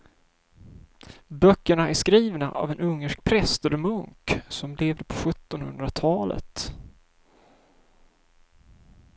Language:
Swedish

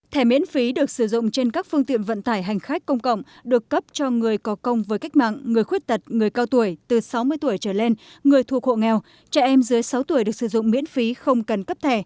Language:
Vietnamese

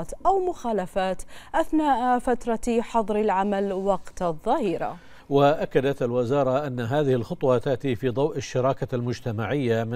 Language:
Arabic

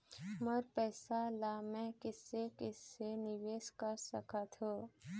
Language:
Chhattisgarhi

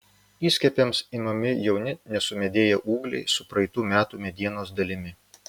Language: Lithuanian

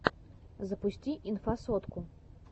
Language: Russian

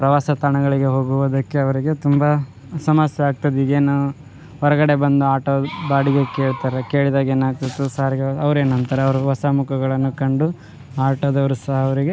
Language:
Kannada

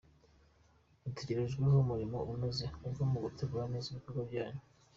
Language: Kinyarwanda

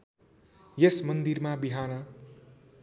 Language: Nepali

